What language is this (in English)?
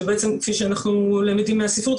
Hebrew